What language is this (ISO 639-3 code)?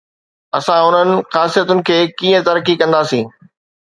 snd